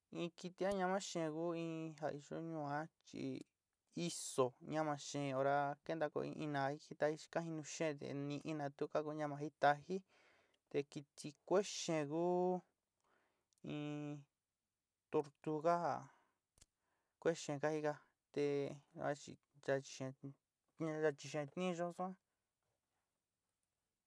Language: Sinicahua Mixtec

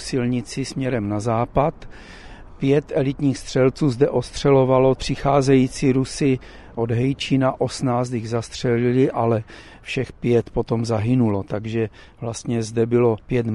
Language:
Czech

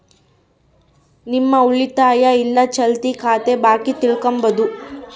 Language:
Kannada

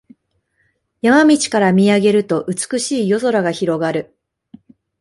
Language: Japanese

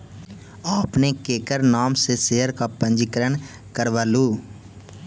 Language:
Magahi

